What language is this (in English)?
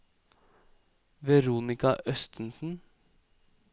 Norwegian